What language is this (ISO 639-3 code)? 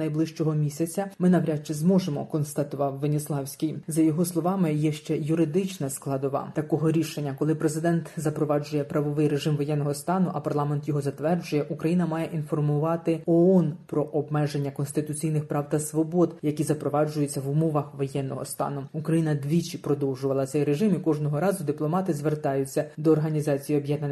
ukr